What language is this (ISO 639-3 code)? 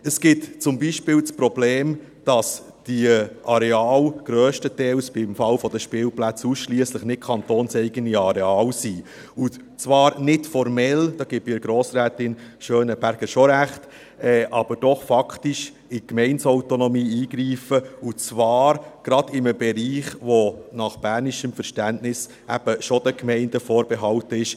gsw